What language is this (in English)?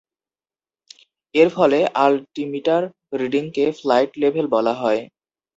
Bangla